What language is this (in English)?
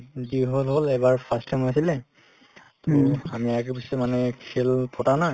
Assamese